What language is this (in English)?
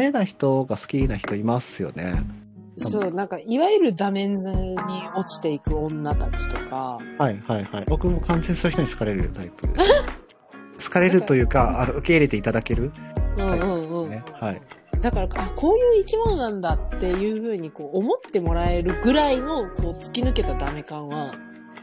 Japanese